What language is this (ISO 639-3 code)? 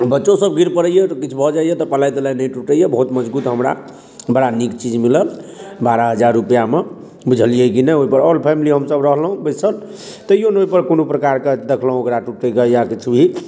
mai